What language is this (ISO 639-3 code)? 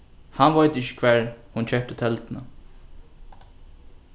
fao